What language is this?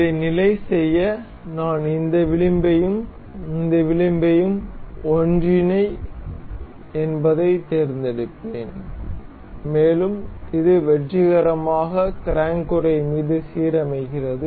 Tamil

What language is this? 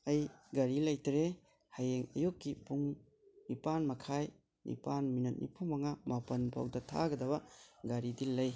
Manipuri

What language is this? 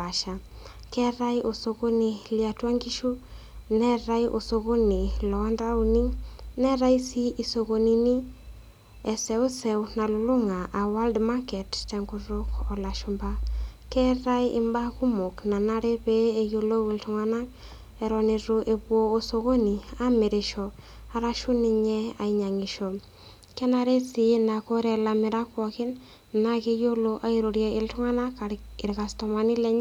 Masai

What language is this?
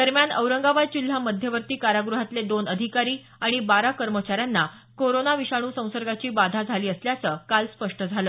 Marathi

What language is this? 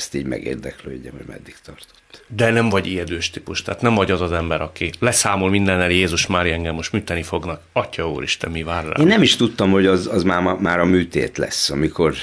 Hungarian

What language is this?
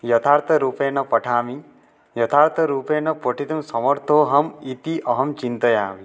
Sanskrit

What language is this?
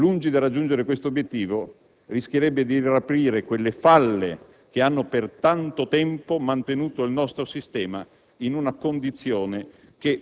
Italian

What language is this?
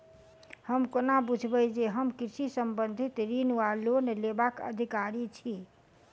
Maithili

